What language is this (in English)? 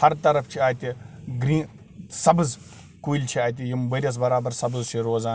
Kashmiri